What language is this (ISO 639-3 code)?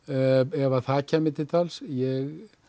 isl